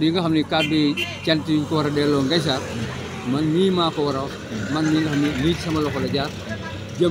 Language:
Indonesian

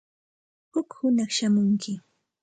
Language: Santa Ana de Tusi Pasco Quechua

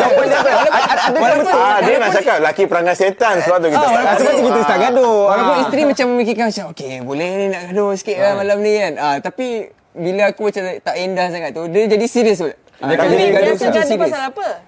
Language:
Malay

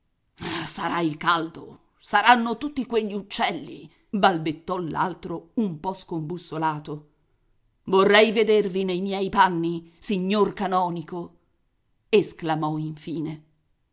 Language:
Italian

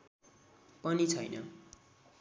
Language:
Nepali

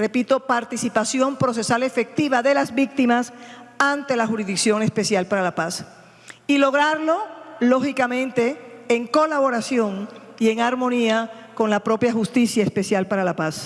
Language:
Spanish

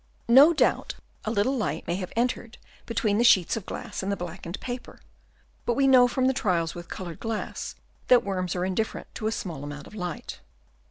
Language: English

